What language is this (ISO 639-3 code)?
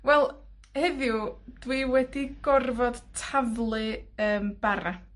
cym